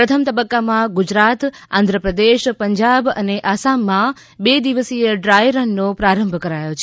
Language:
Gujarati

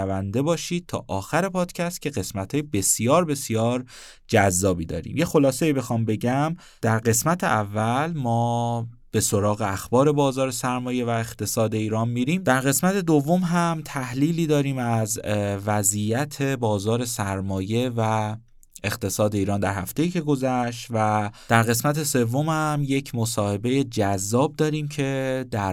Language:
Persian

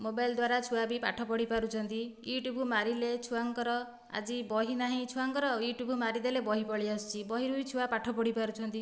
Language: Odia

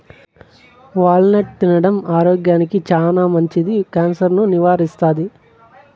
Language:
Telugu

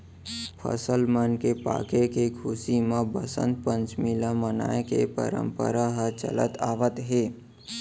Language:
Chhattisgarhi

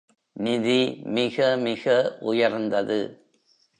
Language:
Tamil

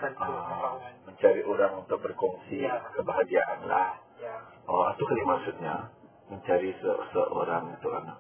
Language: Malay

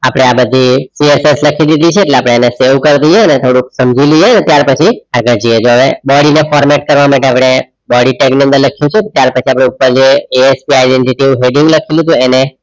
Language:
Gujarati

